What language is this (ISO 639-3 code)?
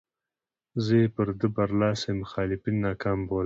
pus